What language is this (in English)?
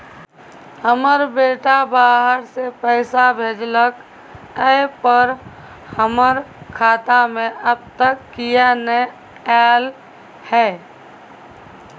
Maithili